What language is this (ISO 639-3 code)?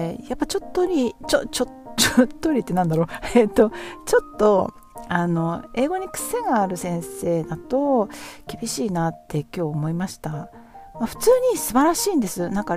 jpn